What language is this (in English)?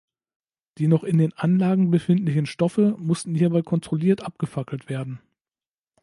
German